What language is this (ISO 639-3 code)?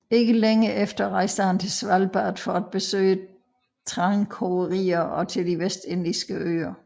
dan